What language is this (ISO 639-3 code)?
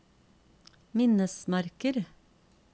nor